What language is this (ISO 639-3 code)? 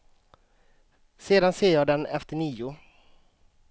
swe